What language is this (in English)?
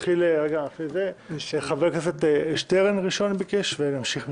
Hebrew